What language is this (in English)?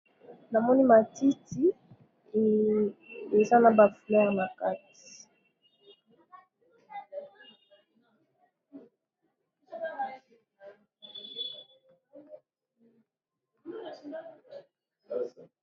Lingala